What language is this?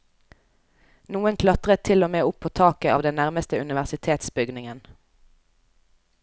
Norwegian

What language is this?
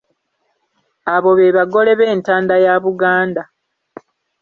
Ganda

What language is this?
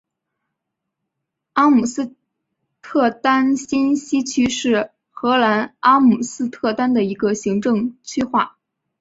Chinese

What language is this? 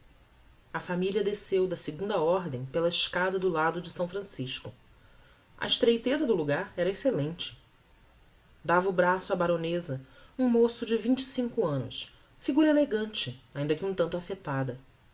Portuguese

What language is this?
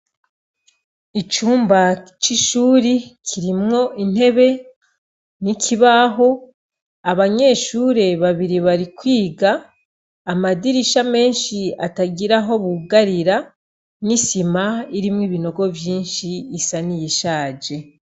Rundi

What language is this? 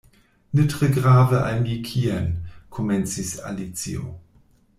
Esperanto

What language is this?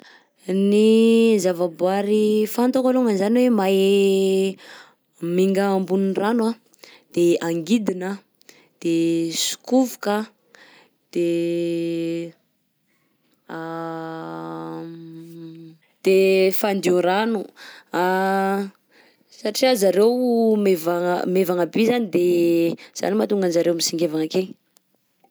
Southern Betsimisaraka Malagasy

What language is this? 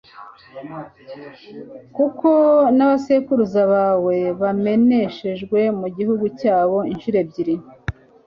Kinyarwanda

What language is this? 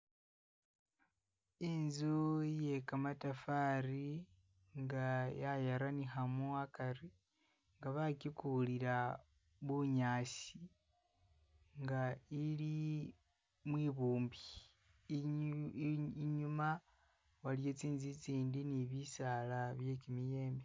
Masaaba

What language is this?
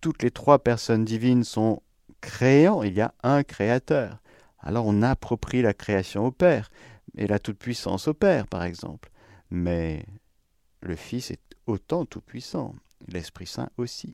French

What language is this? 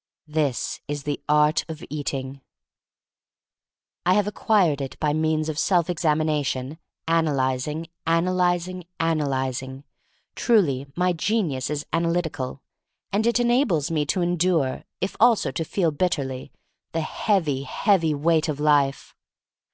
English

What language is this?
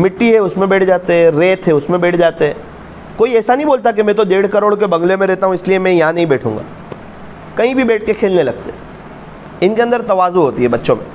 Hindi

